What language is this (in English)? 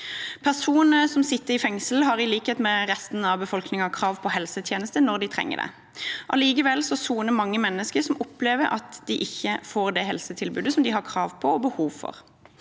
Norwegian